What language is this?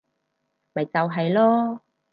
Cantonese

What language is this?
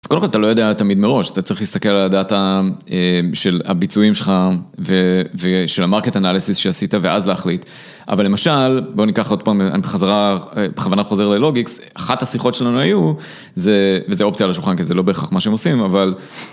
Hebrew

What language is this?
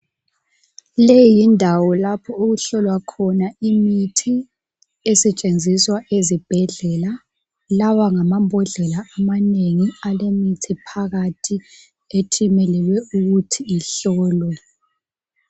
North Ndebele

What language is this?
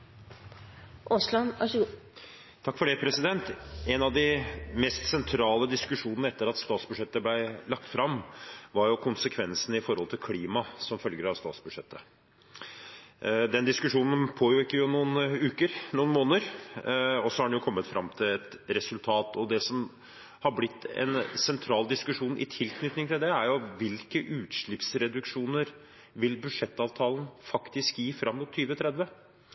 Norwegian Bokmål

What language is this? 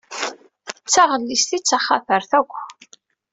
Kabyle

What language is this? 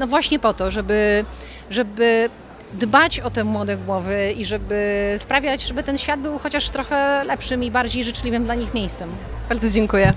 Polish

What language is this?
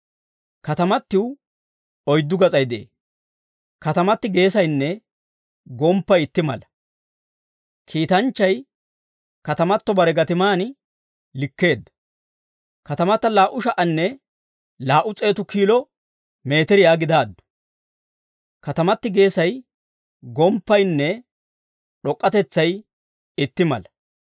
Dawro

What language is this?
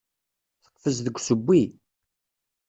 Kabyle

